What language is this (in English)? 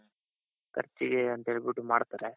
Kannada